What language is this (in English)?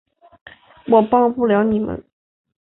Chinese